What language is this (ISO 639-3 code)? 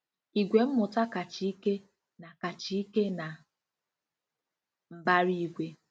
ibo